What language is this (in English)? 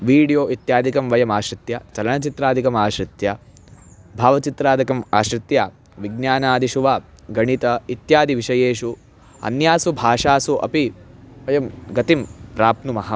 Sanskrit